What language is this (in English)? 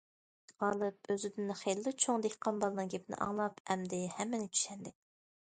Uyghur